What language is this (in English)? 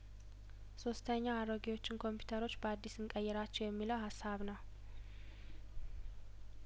Amharic